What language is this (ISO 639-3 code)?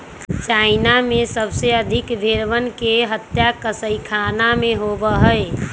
mag